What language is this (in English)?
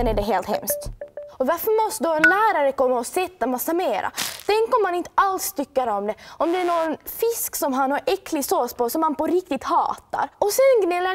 Swedish